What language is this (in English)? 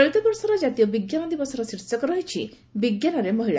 Odia